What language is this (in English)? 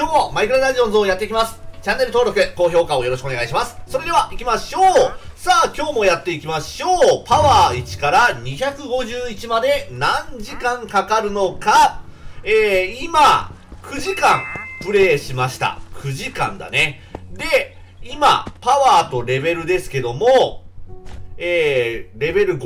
Japanese